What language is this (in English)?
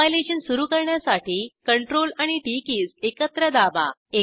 Marathi